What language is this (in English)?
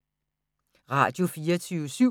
Danish